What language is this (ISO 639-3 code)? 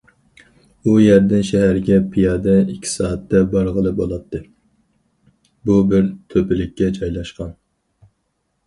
uig